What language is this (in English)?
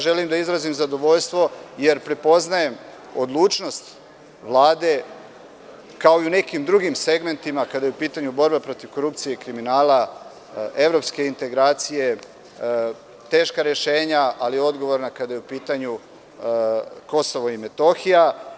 Serbian